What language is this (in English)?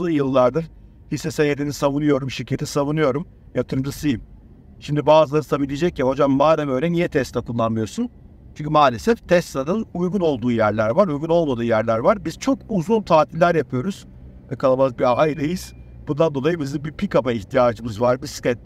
Turkish